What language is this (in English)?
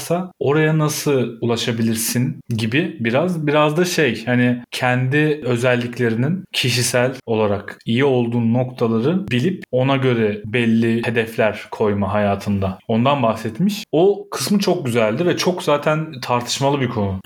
Turkish